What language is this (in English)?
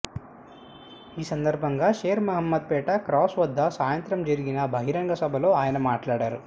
Telugu